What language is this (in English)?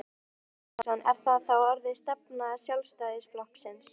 Icelandic